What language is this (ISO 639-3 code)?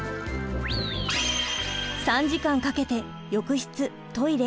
jpn